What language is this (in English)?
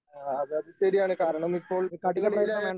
Malayalam